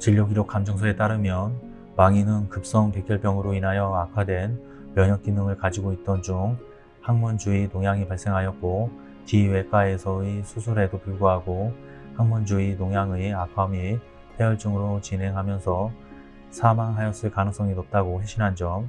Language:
Korean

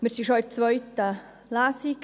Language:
Swiss German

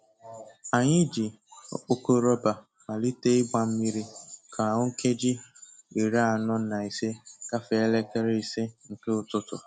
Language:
Igbo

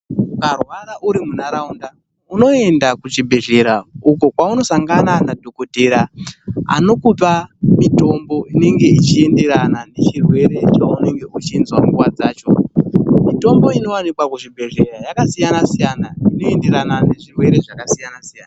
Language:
Ndau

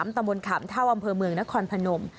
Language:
Thai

